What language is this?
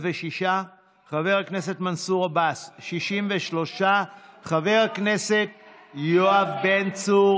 Hebrew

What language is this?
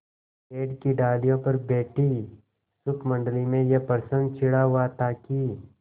Hindi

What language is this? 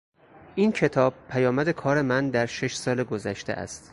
Persian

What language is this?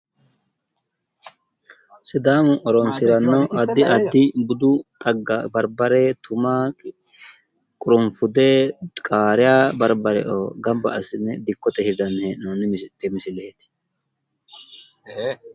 Sidamo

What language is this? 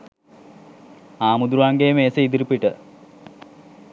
Sinhala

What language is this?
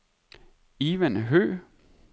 Danish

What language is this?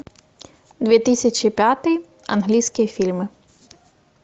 Russian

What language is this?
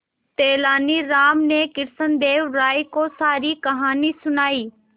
Hindi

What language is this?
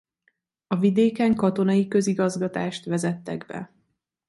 Hungarian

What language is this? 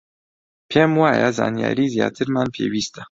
Central Kurdish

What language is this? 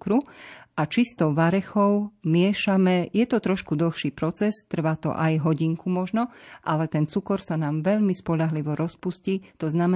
Slovak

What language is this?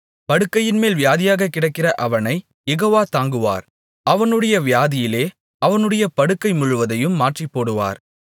Tamil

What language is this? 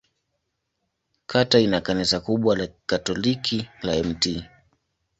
Swahili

